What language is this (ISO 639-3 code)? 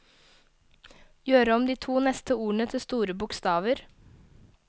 nor